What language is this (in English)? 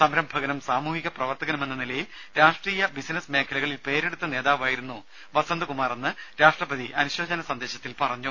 Malayalam